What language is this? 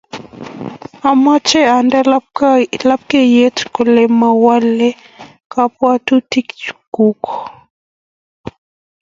Kalenjin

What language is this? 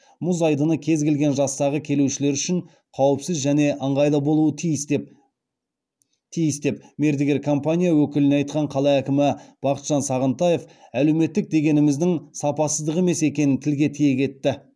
Kazakh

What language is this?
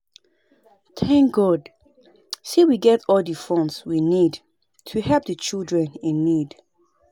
Nigerian Pidgin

